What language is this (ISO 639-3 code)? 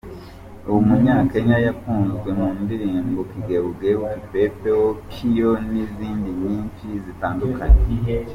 kin